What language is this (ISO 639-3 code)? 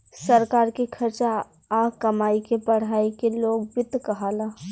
bho